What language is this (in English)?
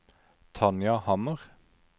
Norwegian